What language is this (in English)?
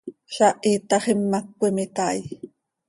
Seri